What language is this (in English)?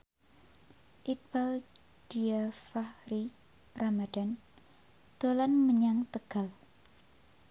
Javanese